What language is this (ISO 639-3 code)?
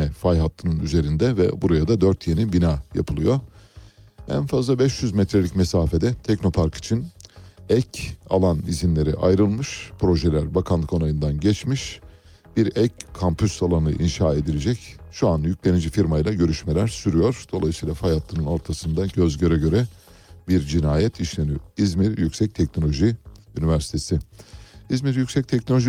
tur